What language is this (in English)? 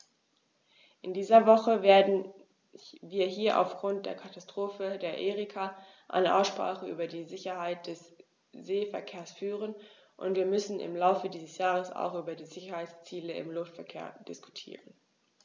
German